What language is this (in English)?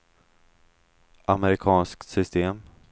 Swedish